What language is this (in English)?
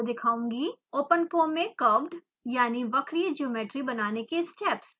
Hindi